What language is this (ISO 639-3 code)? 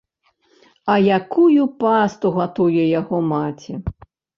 bel